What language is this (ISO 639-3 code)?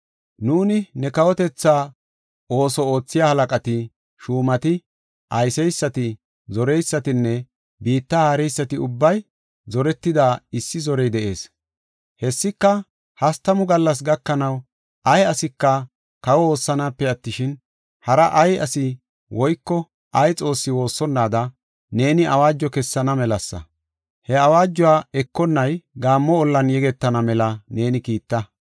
gof